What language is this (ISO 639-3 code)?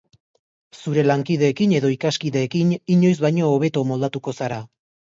eus